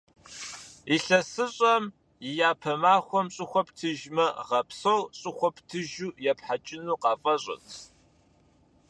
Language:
Kabardian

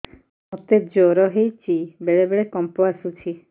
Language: Odia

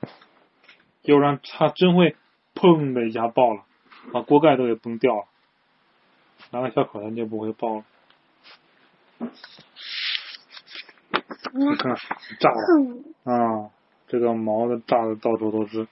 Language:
Chinese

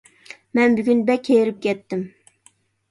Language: Uyghur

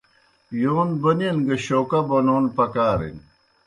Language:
Kohistani Shina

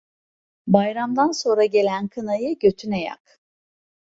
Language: Turkish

